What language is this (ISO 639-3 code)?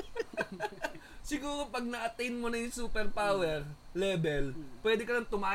fil